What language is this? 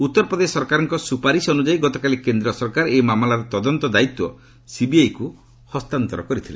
Odia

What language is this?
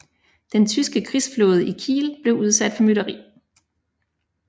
Danish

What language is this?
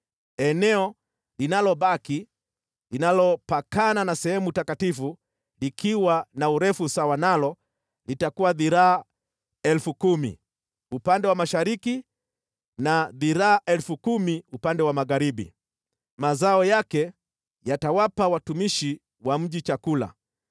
Swahili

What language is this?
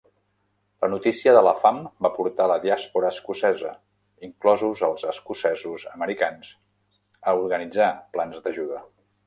Catalan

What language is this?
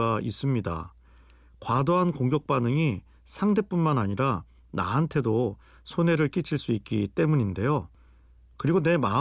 Korean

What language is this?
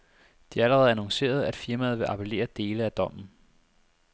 Danish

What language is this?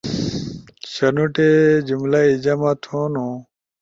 Ushojo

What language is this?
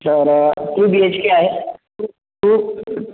Marathi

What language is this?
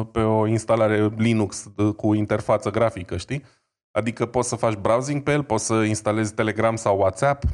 Romanian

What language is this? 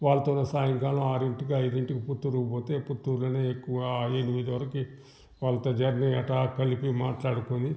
Telugu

